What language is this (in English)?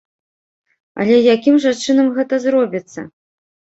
Belarusian